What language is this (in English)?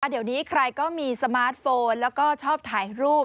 Thai